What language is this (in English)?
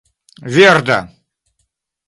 Esperanto